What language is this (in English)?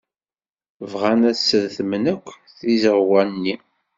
Kabyle